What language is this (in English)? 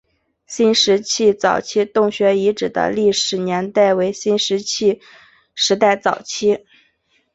Chinese